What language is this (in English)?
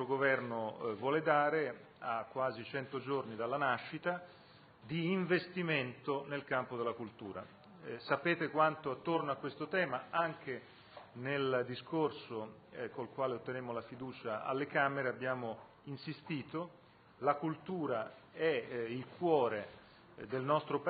Italian